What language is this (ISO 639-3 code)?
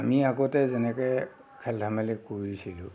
asm